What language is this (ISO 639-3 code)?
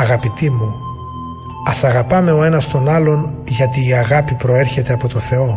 ell